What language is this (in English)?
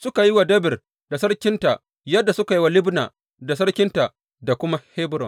Hausa